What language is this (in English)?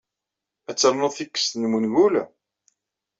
Kabyle